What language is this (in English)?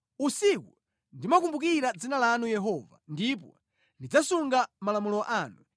Nyanja